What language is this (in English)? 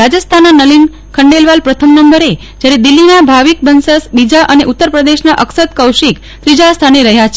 Gujarati